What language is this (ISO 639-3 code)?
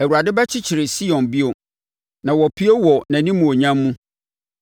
aka